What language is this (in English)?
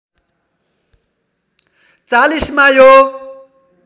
Nepali